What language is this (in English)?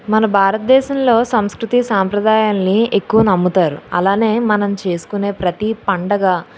Telugu